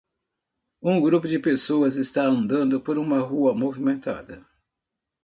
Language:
Portuguese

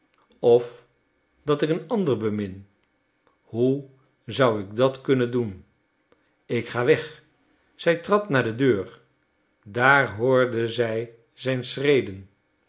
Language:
Dutch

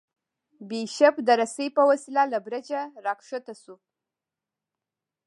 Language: Pashto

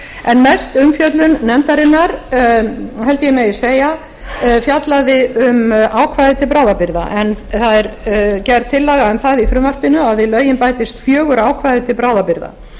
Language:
Icelandic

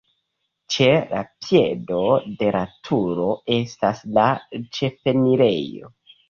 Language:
Esperanto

